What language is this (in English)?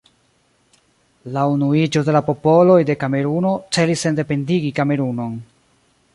Esperanto